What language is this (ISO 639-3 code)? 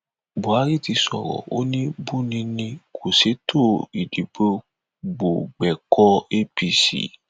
yor